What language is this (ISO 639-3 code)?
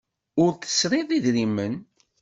kab